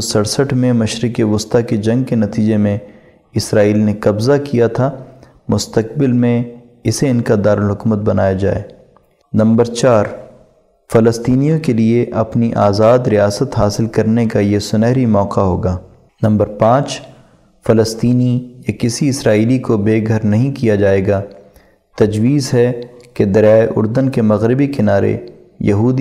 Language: Urdu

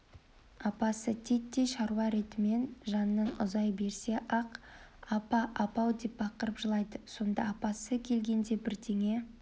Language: Kazakh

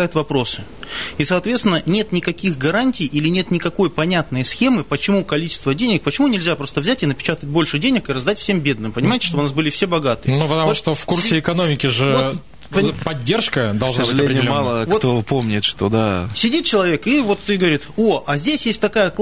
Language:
Russian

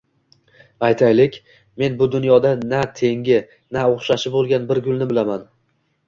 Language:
Uzbek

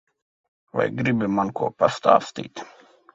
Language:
Latvian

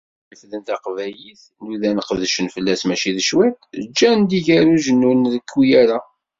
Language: Kabyle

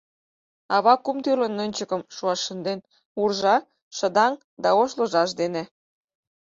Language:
Mari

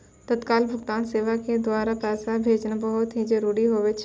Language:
Maithili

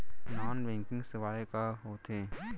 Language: Chhattisgarhi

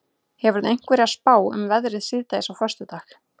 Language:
Icelandic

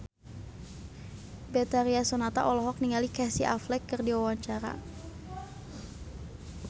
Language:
Sundanese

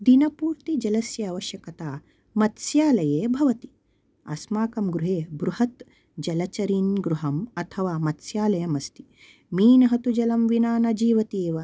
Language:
Sanskrit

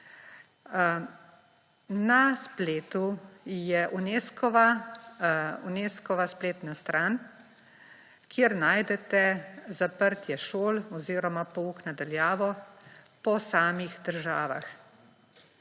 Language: Slovenian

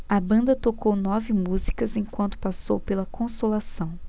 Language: Portuguese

